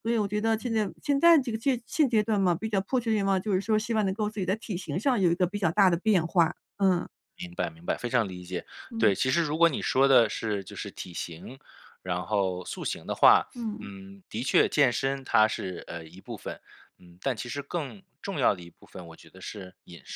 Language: Chinese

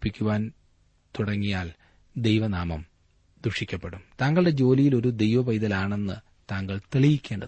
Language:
Malayalam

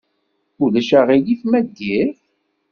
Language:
Kabyle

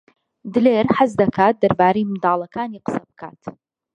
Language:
Central Kurdish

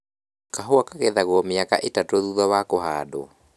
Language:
Kikuyu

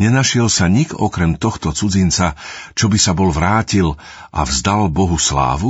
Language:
Slovak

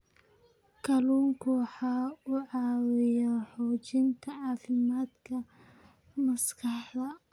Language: Somali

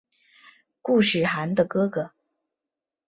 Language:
Chinese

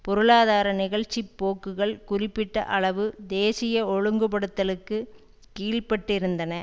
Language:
Tamil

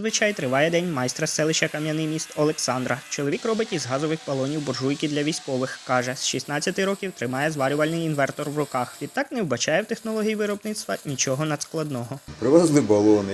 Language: Ukrainian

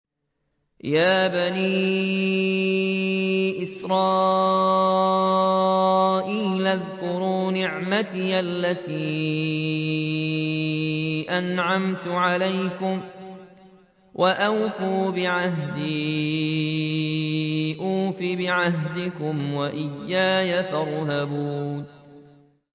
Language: Arabic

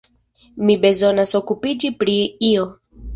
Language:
Esperanto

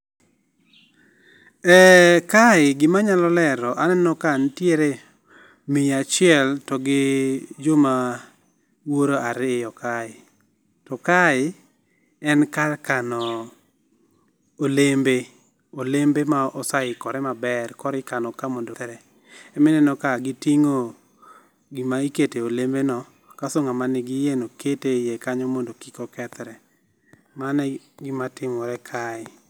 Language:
Luo (Kenya and Tanzania)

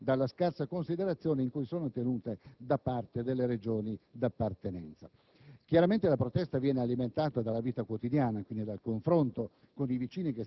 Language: Italian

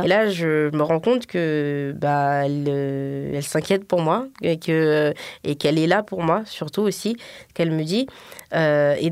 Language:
French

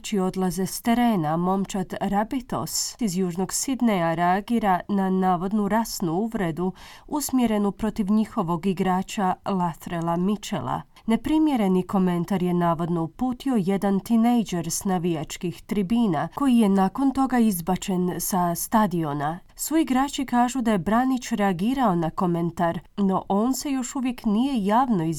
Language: Croatian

